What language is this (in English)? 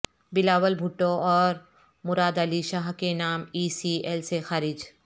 Urdu